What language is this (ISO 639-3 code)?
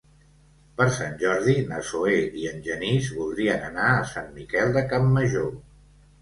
cat